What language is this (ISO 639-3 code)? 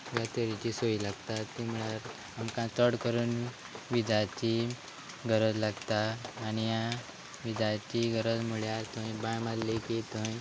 kok